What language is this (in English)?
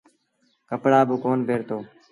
Sindhi Bhil